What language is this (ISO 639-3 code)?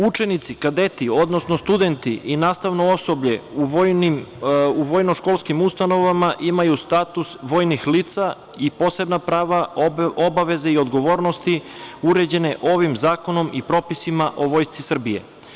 srp